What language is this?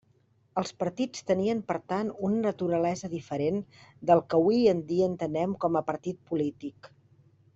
Catalan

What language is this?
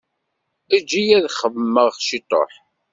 Kabyle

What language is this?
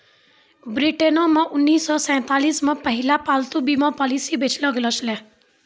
Maithili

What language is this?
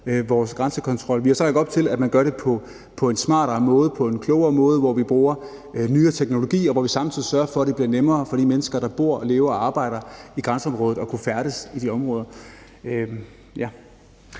Danish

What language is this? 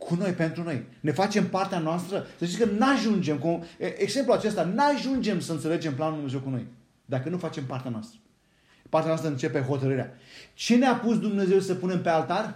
Romanian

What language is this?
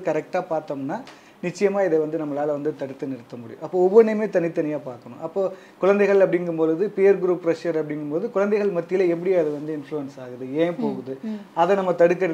Tamil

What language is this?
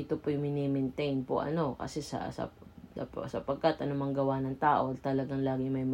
Filipino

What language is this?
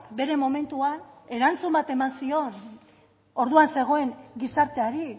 Basque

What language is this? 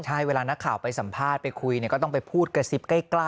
Thai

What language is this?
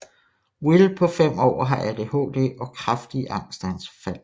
Danish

